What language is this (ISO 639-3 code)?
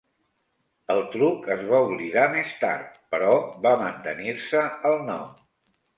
cat